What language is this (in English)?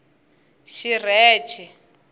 Tsonga